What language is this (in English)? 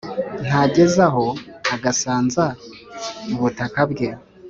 Kinyarwanda